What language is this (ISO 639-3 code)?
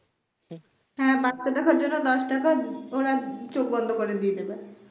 ben